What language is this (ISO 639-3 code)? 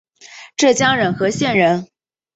zho